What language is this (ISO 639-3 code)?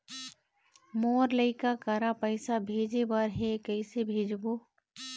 hne